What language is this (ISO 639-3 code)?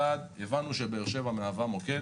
heb